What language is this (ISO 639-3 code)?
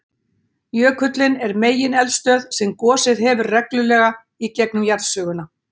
isl